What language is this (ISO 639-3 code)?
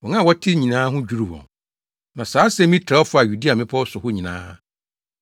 aka